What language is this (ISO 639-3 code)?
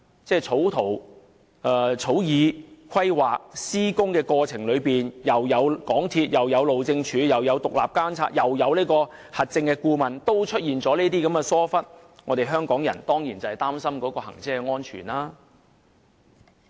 yue